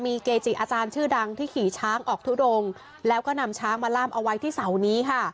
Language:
Thai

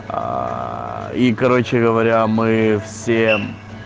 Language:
Russian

